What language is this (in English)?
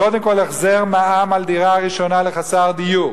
Hebrew